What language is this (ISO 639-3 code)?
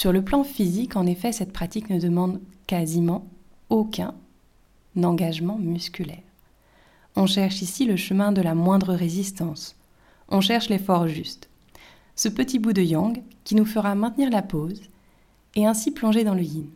fra